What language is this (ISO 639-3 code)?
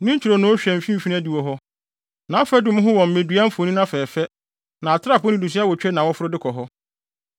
aka